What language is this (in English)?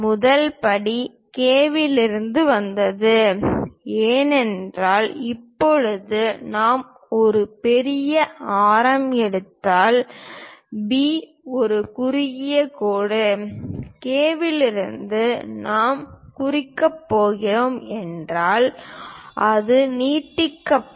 Tamil